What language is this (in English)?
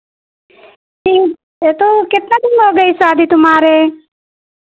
Hindi